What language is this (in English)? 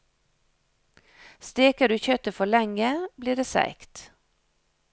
Norwegian